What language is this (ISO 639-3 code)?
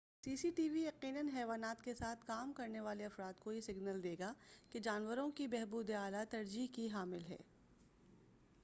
urd